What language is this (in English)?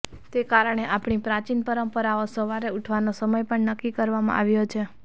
Gujarati